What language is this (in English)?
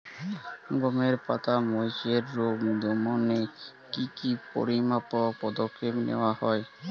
Bangla